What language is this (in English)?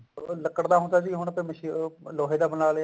Punjabi